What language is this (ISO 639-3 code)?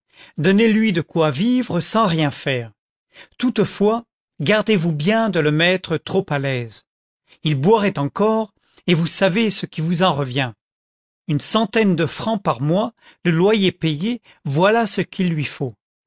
fra